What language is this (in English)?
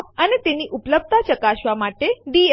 Gujarati